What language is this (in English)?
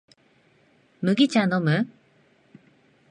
Japanese